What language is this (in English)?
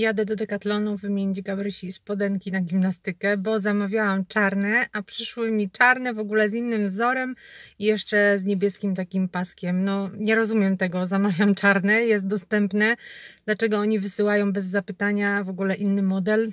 Polish